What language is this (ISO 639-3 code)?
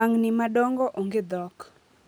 luo